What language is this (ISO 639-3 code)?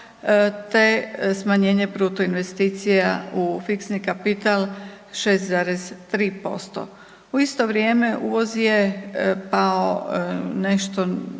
hrv